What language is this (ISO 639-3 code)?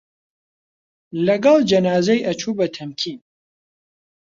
ckb